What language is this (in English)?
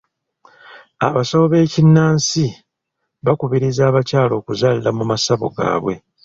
Ganda